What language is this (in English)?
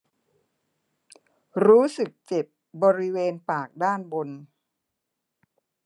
Thai